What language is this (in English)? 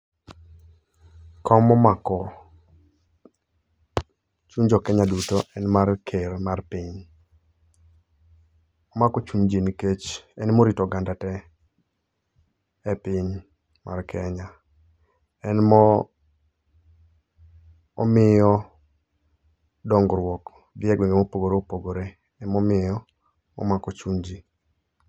Luo (Kenya and Tanzania)